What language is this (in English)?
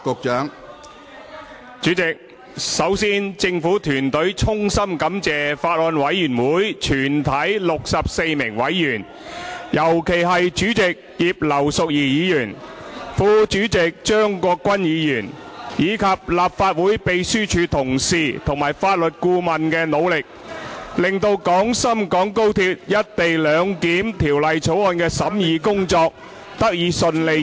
Cantonese